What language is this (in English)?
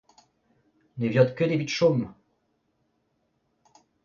Breton